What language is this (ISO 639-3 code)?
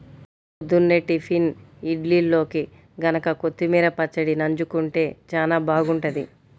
tel